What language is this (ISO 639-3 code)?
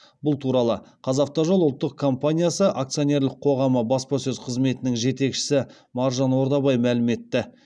kaz